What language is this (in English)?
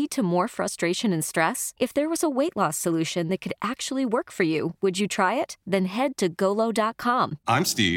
Filipino